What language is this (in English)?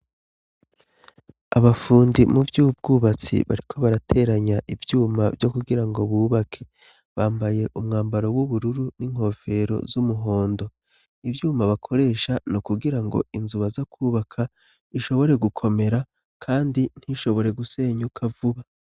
Rundi